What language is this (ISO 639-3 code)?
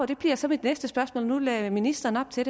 dan